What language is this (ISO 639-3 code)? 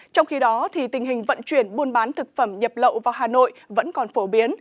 vie